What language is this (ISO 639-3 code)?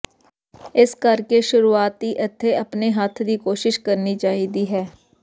pan